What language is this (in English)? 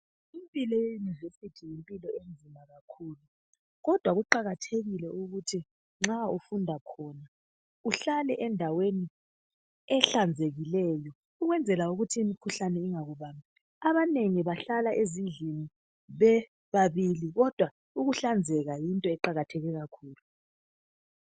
North Ndebele